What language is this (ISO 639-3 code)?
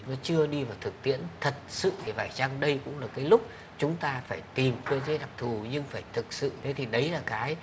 vie